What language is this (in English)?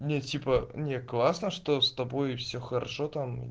Russian